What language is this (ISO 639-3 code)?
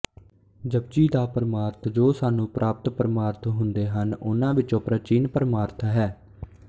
pan